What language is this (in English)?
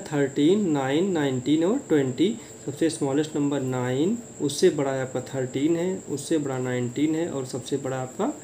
Hindi